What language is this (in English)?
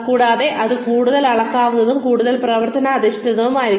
Malayalam